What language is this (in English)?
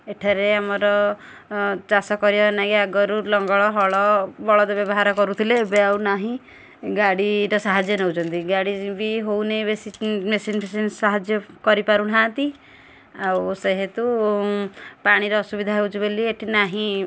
Odia